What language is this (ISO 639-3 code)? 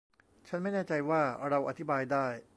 tha